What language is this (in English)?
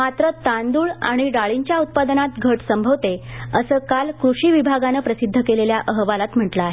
Marathi